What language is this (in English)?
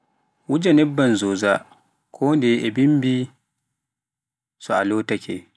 Pular